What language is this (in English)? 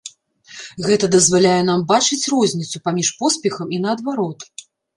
Belarusian